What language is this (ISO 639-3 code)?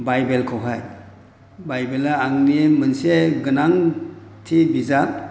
brx